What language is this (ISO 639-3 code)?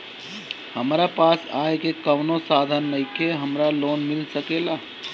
bho